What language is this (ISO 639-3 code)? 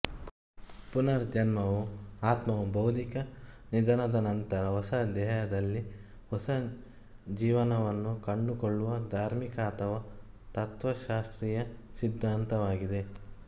kan